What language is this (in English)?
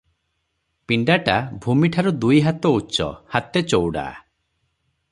Odia